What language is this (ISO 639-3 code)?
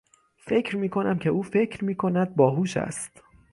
fas